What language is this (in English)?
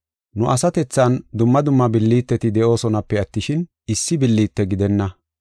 Gofa